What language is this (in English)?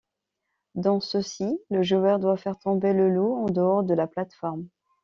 French